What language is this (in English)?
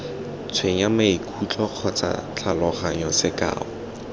Tswana